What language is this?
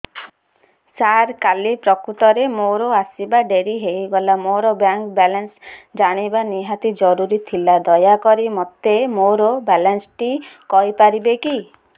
Odia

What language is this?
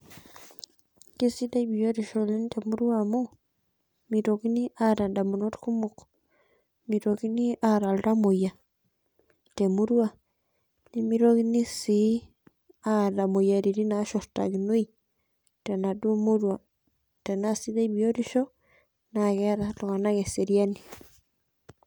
Masai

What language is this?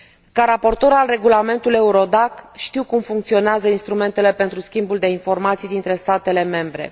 Romanian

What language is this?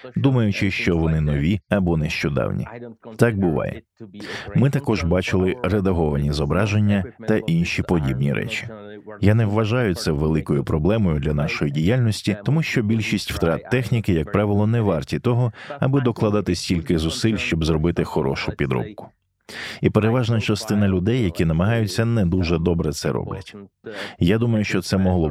Ukrainian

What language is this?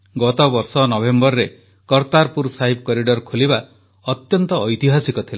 Odia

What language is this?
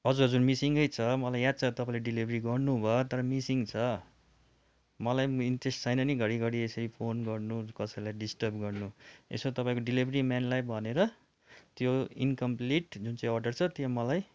Nepali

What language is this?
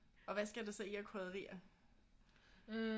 Danish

